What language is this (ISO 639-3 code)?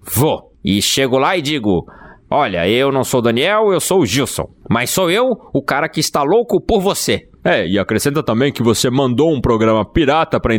por